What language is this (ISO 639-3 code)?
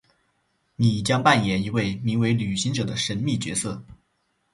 zho